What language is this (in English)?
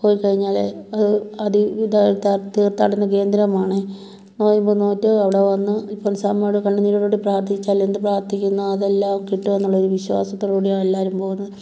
Malayalam